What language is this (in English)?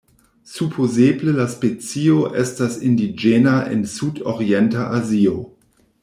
Esperanto